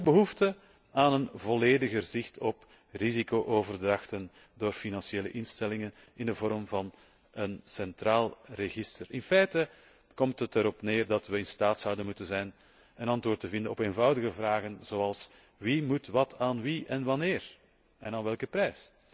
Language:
Dutch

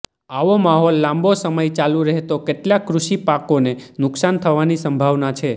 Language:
Gujarati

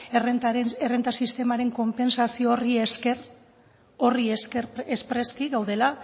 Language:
Basque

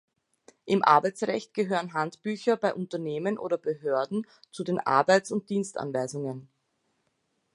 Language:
German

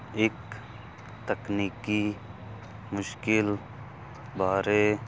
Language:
Punjabi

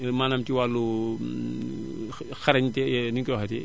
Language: Wolof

